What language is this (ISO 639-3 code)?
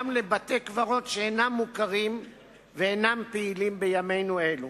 heb